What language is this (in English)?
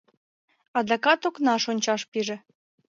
Mari